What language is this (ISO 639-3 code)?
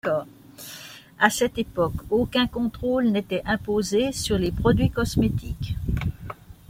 fra